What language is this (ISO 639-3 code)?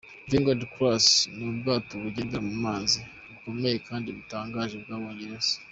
kin